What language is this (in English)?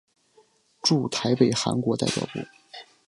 Chinese